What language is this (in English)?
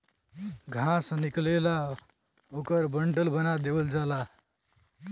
Bhojpuri